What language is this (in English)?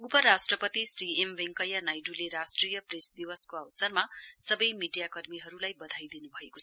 Nepali